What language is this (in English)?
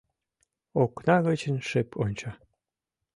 Mari